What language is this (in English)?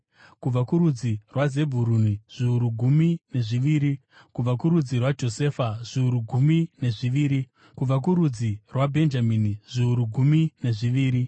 Shona